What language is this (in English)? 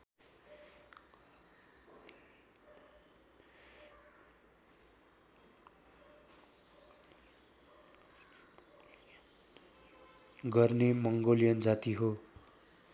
Nepali